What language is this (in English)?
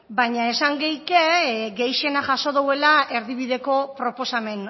Basque